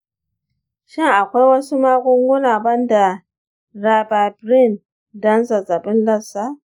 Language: Hausa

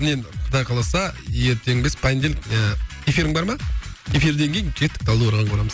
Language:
Kazakh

